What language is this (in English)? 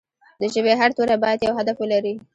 Pashto